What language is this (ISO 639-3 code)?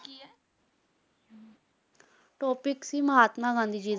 pan